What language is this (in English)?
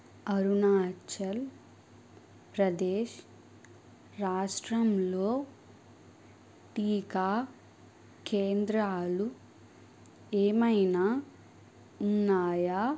Telugu